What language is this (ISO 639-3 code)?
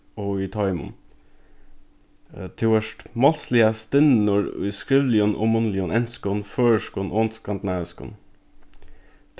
fao